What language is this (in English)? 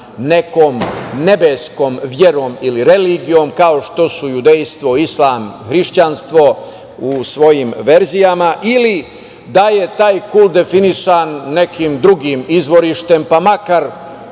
Serbian